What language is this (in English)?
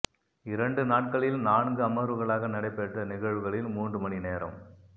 Tamil